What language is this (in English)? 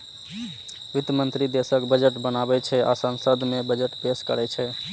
Maithili